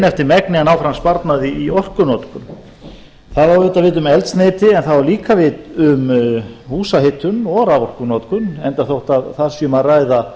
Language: Icelandic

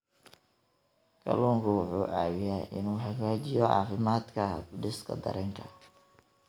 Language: Somali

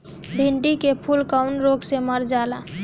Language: Bhojpuri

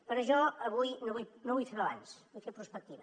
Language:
Catalan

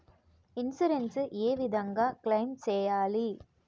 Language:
Telugu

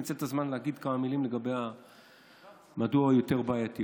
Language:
Hebrew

